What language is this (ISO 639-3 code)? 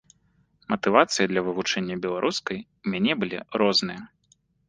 bel